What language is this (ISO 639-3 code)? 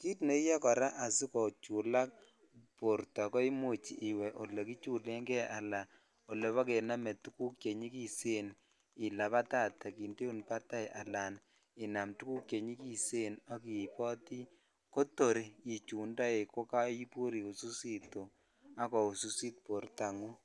kln